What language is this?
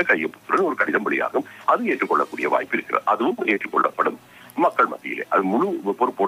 Dutch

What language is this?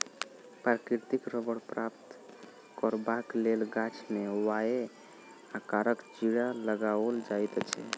Maithili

